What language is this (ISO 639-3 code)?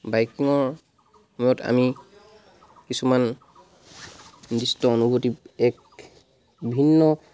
asm